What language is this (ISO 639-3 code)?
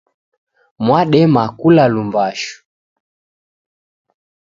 dav